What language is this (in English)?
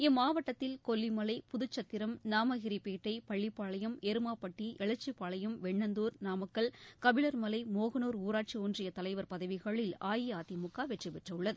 Tamil